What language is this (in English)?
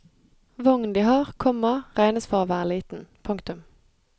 Norwegian